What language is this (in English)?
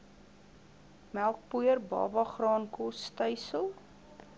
Afrikaans